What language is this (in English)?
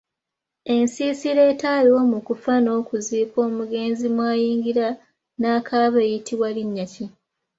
Ganda